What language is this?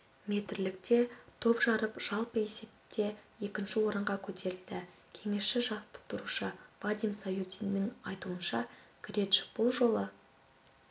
Kazakh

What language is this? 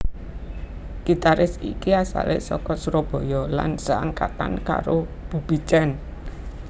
Javanese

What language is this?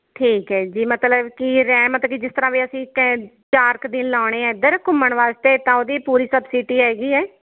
Punjabi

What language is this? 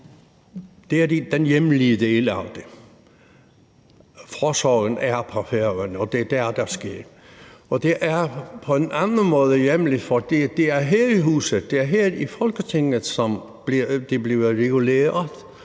Danish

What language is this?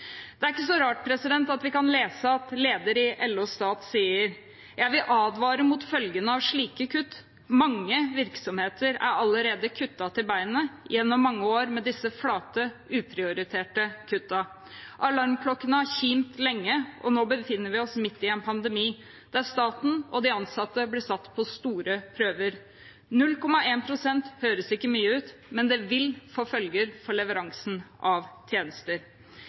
Norwegian Bokmål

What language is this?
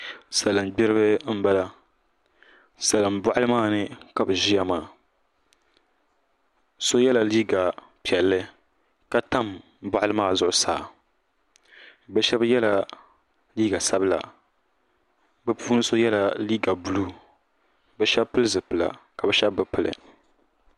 Dagbani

